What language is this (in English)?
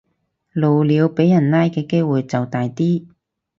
Cantonese